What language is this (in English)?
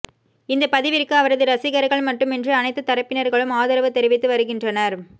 Tamil